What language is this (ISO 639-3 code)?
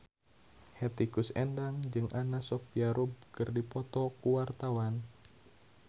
sun